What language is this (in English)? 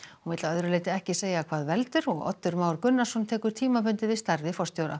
Icelandic